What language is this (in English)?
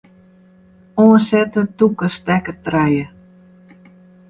Western Frisian